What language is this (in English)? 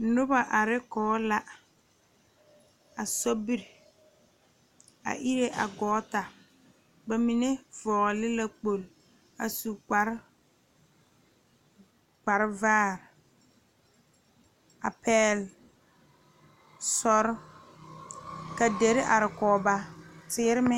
Southern Dagaare